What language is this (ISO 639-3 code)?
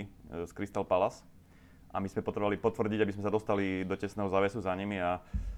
slk